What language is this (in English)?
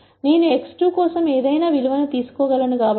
Telugu